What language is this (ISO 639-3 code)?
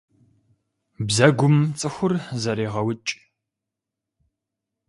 kbd